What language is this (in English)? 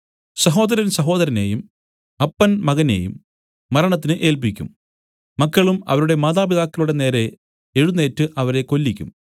Malayalam